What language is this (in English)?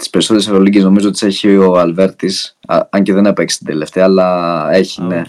Greek